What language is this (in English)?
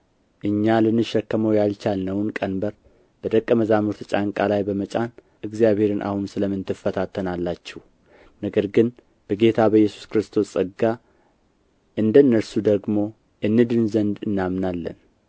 Amharic